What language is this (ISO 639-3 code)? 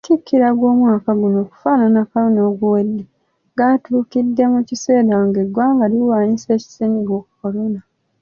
lug